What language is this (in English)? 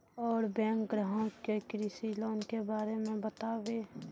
Maithili